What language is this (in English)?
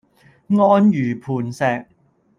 Cantonese